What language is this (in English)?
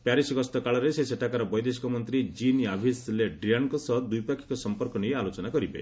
Odia